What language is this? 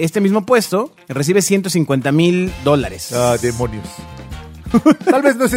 Spanish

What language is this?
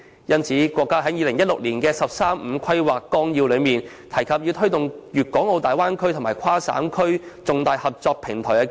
Cantonese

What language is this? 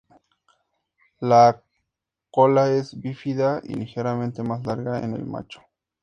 Spanish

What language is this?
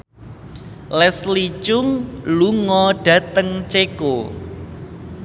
Javanese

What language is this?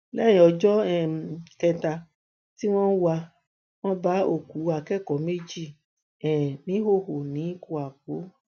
Yoruba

